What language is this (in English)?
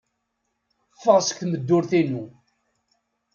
Kabyle